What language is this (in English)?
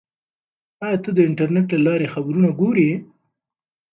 Pashto